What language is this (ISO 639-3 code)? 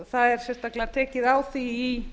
isl